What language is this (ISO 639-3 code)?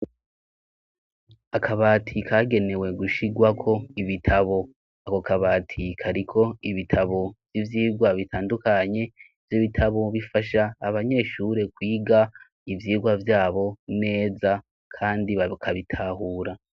run